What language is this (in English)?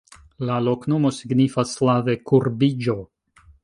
Esperanto